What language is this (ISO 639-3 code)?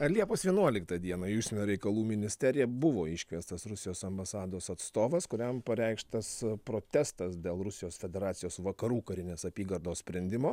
lit